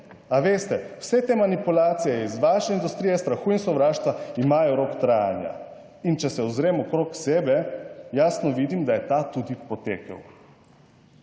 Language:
Slovenian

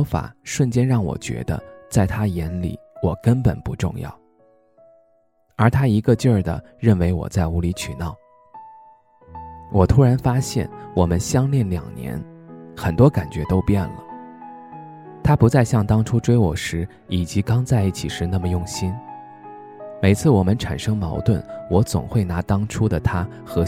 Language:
Chinese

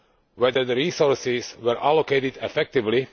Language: English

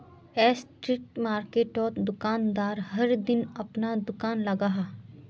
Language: Magahi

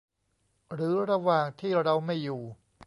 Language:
Thai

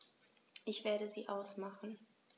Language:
German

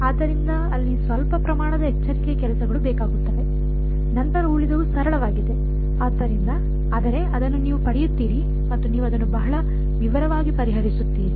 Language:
Kannada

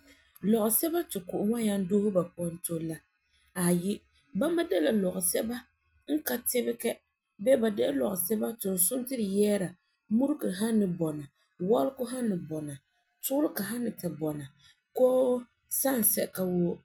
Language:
Frafra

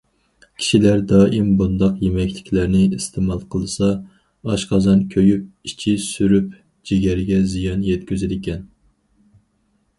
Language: Uyghur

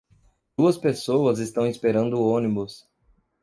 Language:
Portuguese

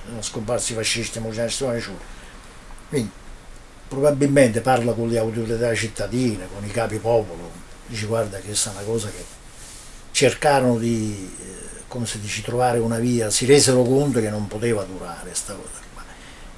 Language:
Italian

